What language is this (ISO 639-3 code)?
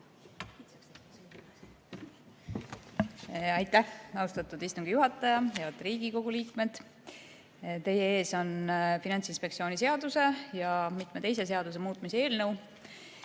est